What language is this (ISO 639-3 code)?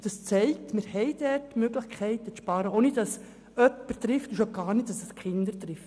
gsw